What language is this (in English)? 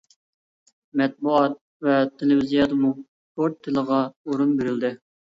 Uyghur